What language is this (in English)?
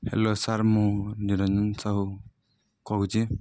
Odia